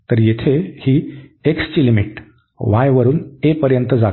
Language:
Marathi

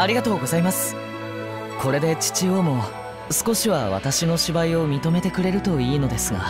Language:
Japanese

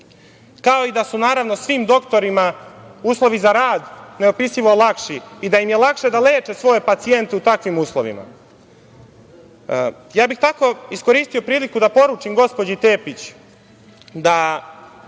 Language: Serbian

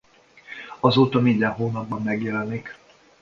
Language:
Hungarian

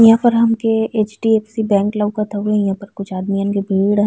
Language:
Bhojpuri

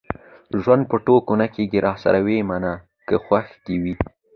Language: Pashto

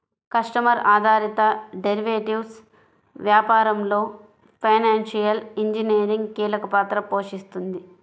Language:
Telugu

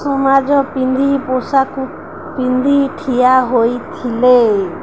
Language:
Odia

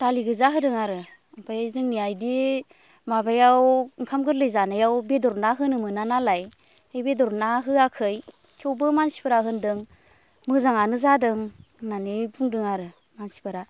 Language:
Bodo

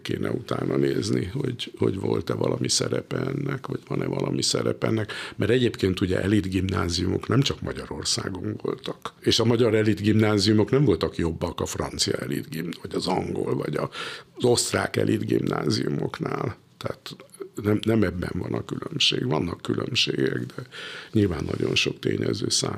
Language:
Hungarian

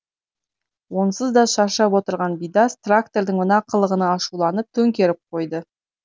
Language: Kazakh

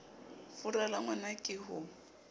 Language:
Southern Sotho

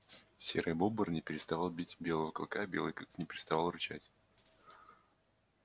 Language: Russian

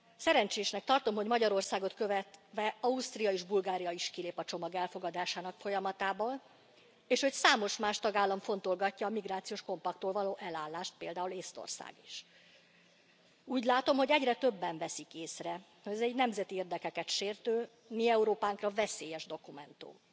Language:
Hungarian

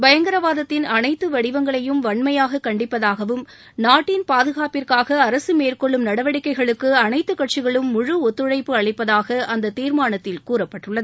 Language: Tamil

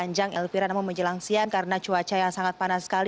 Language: Indonesian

